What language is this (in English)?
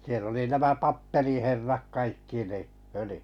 Finnish